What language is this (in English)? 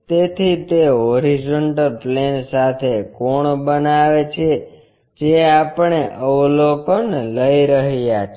Gujarati